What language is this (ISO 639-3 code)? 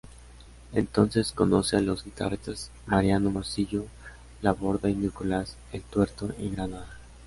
spa